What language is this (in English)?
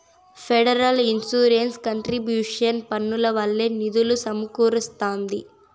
Telugu